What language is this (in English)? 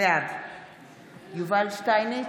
Hebrew